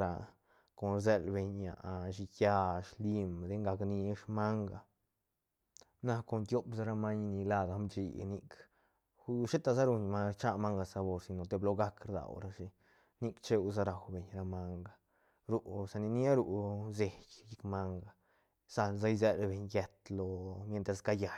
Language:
Santa Catarina Albarradas Zapotec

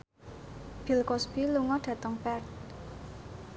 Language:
Javanese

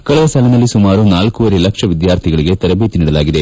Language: Kannada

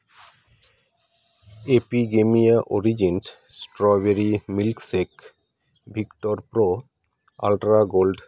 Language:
Santali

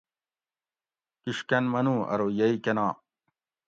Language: Gawri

